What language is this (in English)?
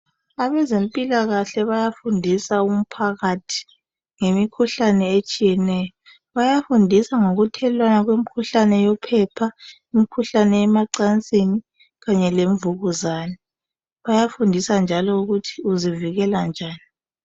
North Ndebele